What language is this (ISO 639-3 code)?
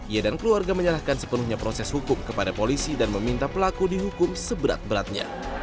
ind